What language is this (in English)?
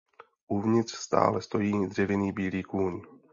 Czech